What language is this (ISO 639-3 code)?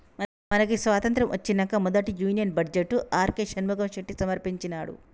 tel